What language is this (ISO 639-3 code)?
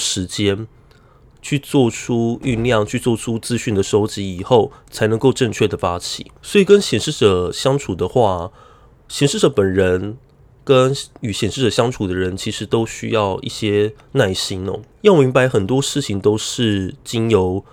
zho